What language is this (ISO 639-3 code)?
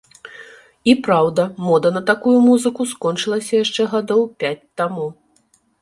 bel